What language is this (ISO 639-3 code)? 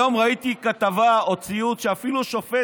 heb